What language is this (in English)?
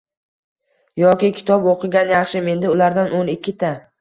Uzbek